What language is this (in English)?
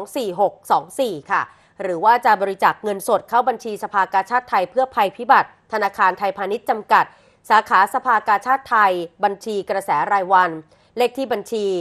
Thai